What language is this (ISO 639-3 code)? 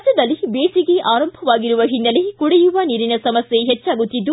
kan